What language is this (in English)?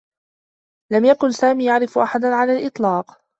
Arabic